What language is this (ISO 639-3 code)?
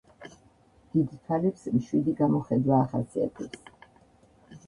kat